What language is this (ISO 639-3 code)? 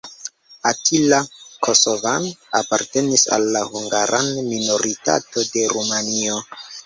epo